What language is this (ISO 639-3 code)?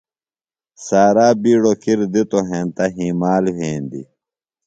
phl